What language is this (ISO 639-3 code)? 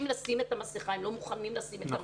heb